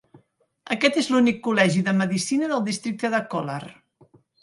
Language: Catalan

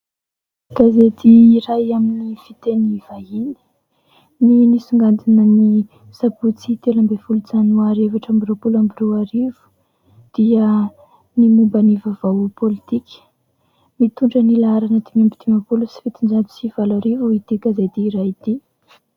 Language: Malagasy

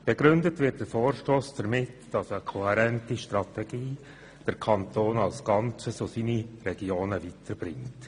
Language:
Swiss German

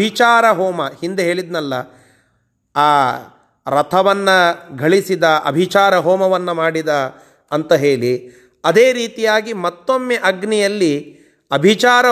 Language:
Kannada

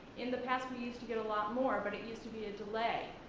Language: English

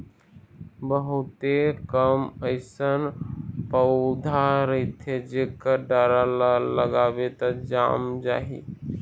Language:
Chhattisgarhi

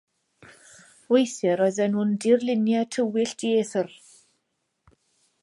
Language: Welsh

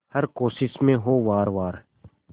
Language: Hindi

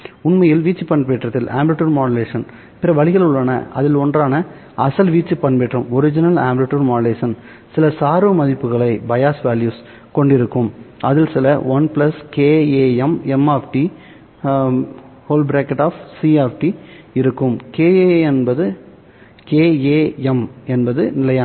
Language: Tamil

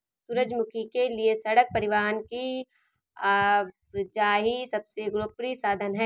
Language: Hindi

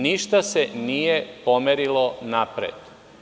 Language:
Serbian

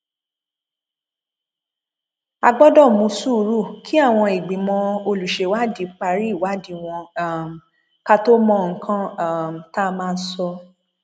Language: Yoruba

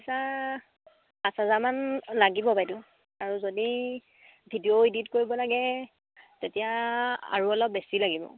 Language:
Assamese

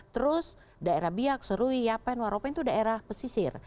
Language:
Indonesian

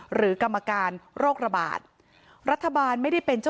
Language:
Thai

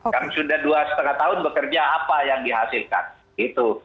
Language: Indonesian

